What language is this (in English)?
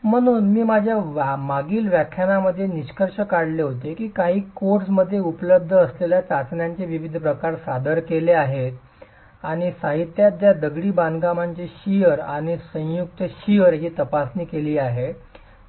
Marathi